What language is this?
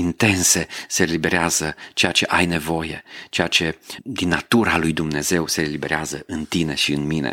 Romanian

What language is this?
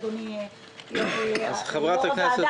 Hebrew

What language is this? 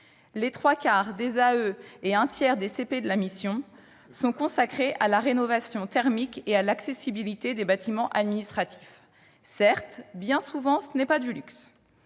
French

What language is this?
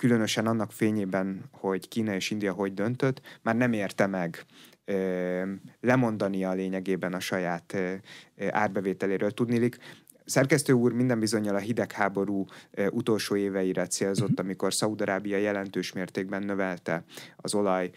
Hungarian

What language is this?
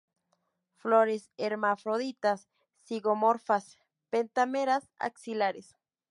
Spanish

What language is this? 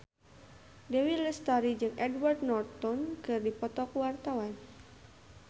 Sundanese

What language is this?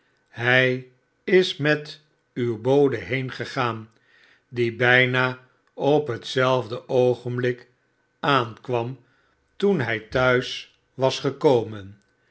Dutch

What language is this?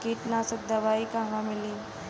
Bhojpuri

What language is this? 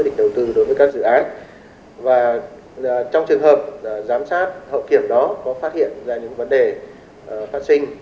Vietnamese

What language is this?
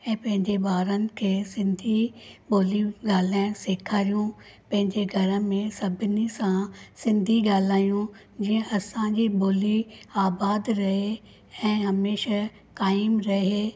Sindhi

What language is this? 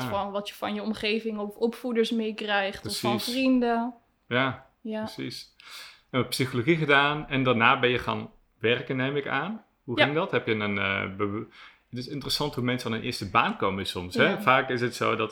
Dutch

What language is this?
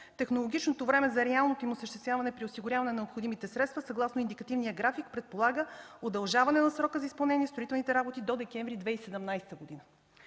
Bulgarian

